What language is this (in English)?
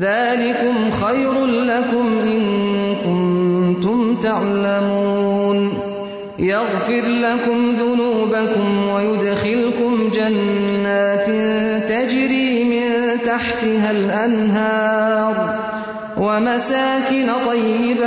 Urdu